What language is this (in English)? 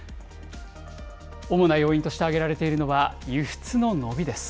Japanese